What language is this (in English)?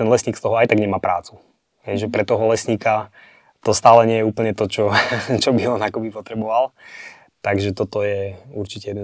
Slovak